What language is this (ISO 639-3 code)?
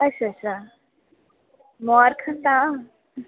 doi